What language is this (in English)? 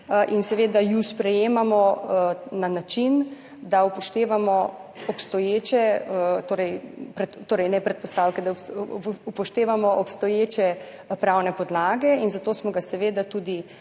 Slovenian